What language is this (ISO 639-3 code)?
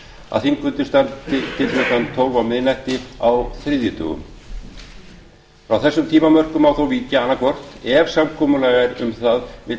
isl